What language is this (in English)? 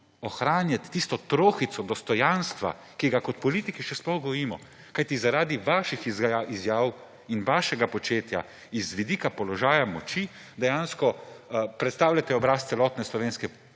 Slovenian